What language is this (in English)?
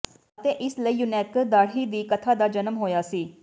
Punjabi